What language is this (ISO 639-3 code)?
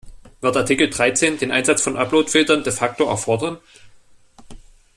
deu